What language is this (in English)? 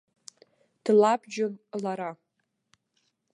Abkhazian